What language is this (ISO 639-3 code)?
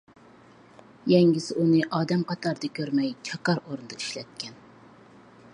uig